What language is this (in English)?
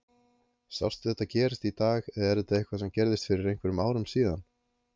Icelandic